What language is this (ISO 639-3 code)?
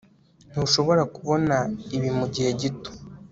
kin